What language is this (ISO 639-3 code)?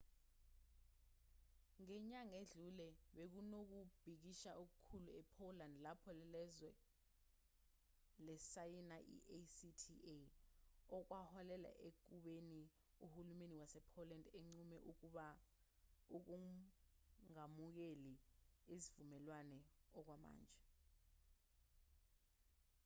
zul